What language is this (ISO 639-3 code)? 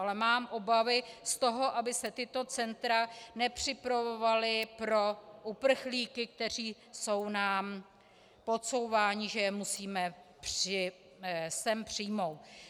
ces